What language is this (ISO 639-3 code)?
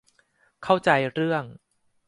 tha